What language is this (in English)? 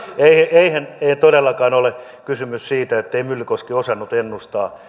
Finnish